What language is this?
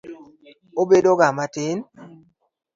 Luo (Kenya and Tanzania)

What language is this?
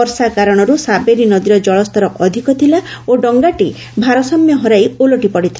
Odia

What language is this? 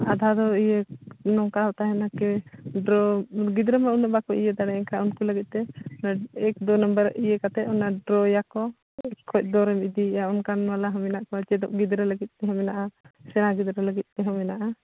Santali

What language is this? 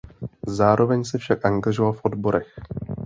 Czech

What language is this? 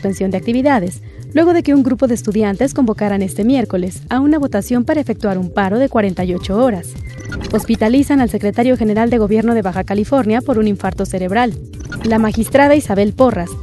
Spanish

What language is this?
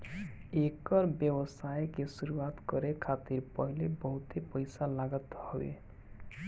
Bhojpuri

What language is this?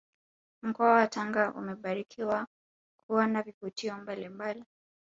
Swahili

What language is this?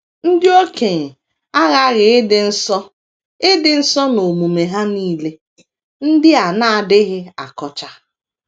Igbo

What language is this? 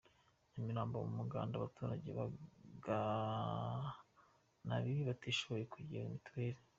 Kinyarwanda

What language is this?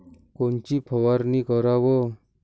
Marathi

